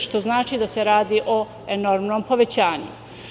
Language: Serbian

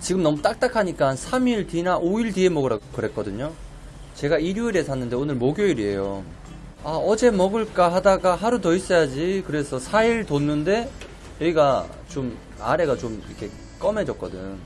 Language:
Korean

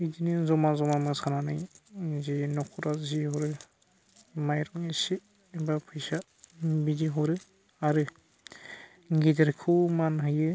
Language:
Bodo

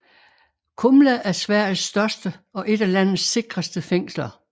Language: Danish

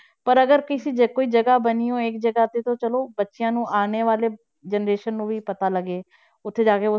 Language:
Punjabi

